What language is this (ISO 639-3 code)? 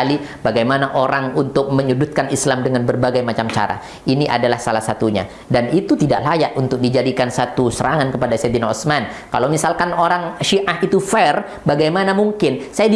ind